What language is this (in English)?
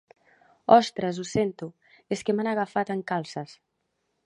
Catalan